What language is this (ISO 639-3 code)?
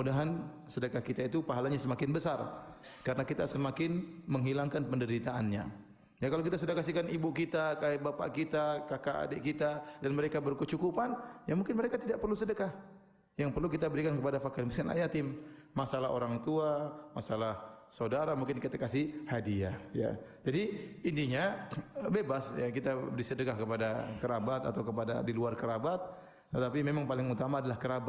ind